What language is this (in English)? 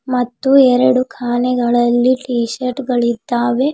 Kannada